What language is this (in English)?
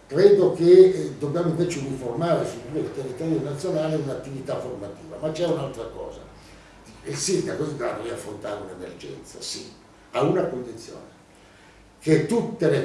Italian